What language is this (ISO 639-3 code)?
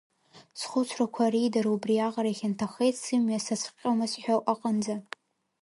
abk